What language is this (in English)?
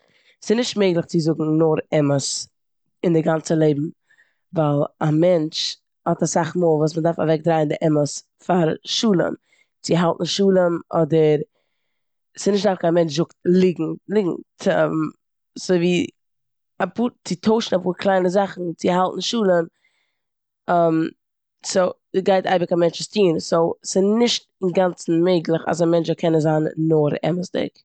Yiddish